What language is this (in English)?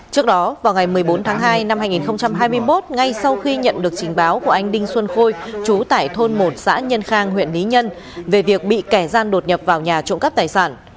Vietnamese